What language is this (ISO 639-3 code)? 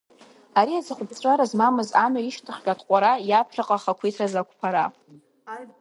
abk